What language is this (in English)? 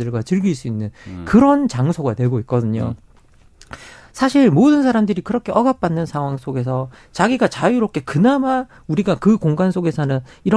Korean